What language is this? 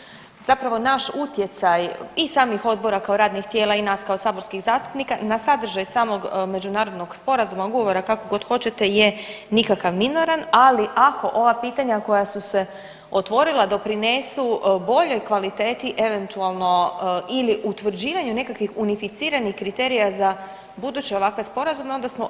Croatian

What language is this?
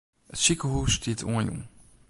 Western Frisian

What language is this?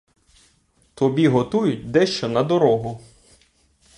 Ukrainian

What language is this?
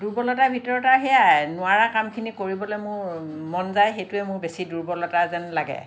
Assamese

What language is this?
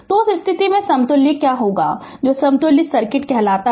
Hindi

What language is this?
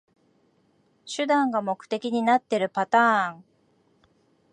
Japanese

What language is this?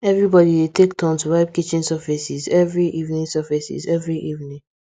Nigerian Pidgin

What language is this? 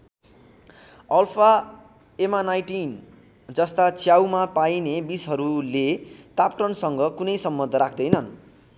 Nepali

